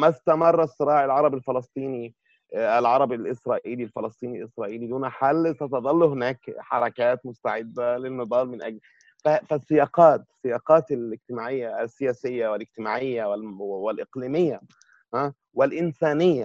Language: Arabic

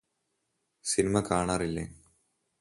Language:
Malayalam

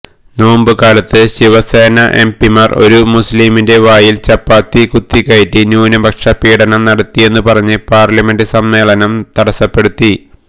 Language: Malayalam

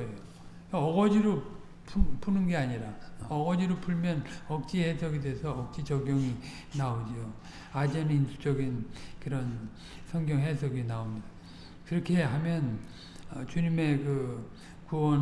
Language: Korean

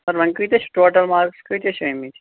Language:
Kashmiri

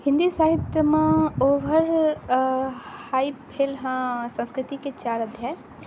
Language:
Maithili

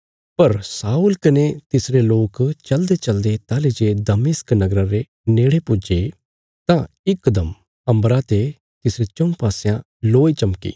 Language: Bilaspuri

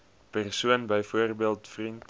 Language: Afrikaans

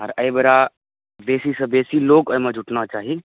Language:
Maithili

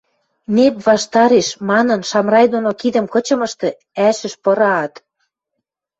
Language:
Western Mari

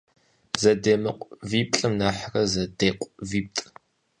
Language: Kabardian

